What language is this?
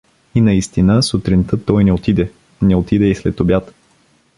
Bulgarian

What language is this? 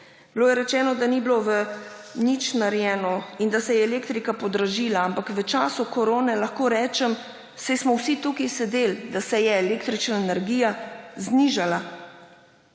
Slovenian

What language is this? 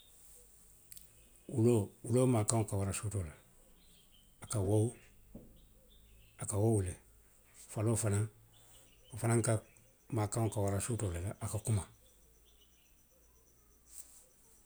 Western Maninkakan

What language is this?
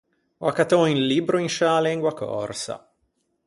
Ligurian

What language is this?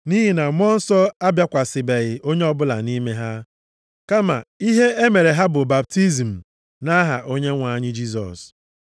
Igbo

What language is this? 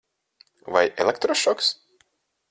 Latvian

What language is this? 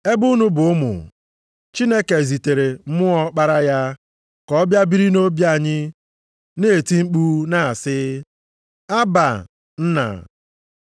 Igbo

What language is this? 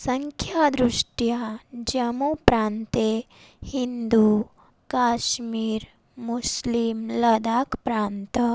Sanskrit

